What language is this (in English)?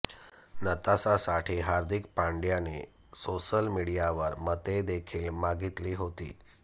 Marathi